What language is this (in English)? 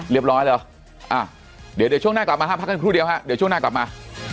Thai